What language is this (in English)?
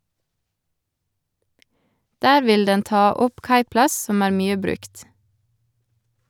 Norwegian